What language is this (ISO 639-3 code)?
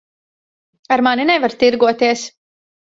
lav